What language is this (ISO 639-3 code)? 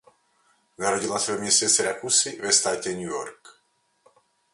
ces